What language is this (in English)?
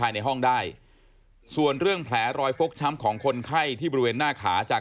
Thai